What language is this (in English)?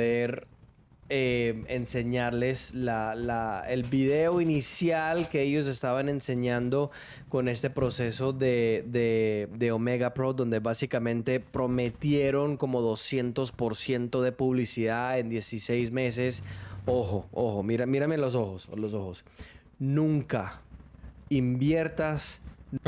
Spanish